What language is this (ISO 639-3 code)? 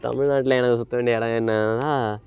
tam